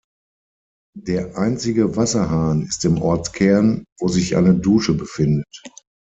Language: German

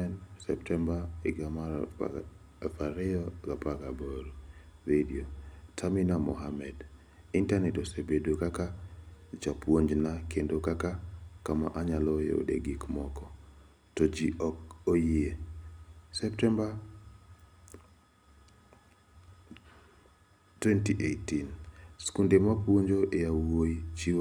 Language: Luo (Kenya and Tanzania)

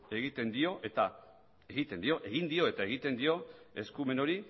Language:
Basque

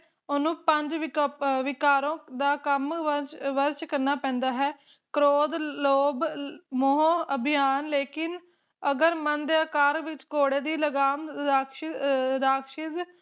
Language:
Punjabi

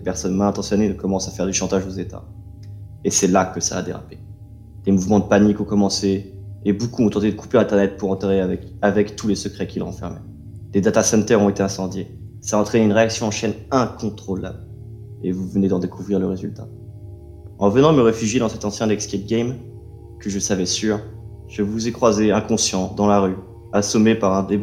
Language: French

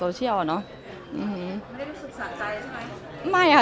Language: Thai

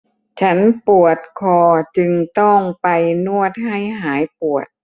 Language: Thai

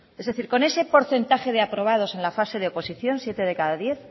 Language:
Spanish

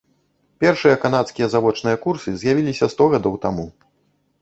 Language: Belarusian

